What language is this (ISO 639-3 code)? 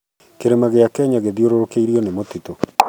kik